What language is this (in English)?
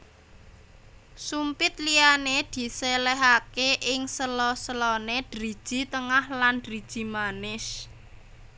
Javanese